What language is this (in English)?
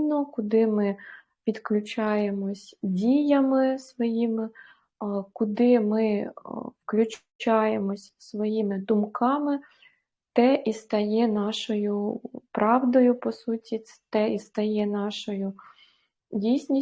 Ukrainian